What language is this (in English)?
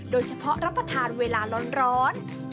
Thai